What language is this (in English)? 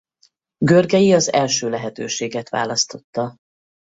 Hungarian